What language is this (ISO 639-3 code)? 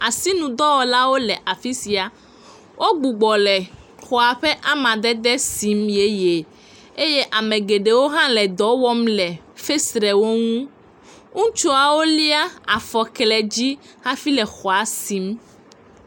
ewe